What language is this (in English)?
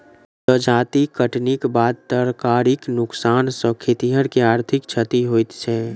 Maithili